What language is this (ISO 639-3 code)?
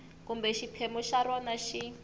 tso